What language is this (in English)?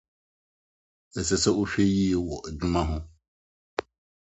Akan